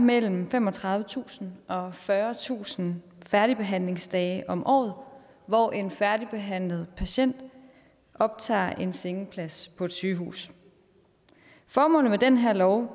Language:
Danish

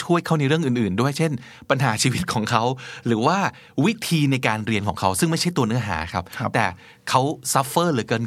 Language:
Thai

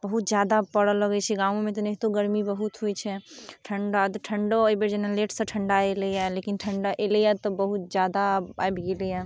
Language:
Maithili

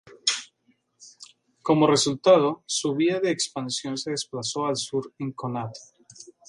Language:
Spanish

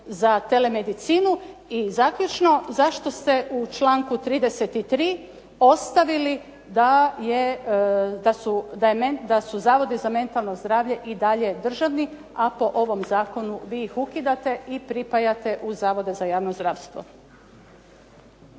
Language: Croatian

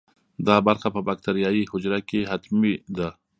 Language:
Pashto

